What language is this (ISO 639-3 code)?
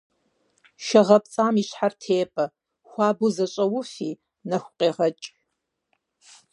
kbd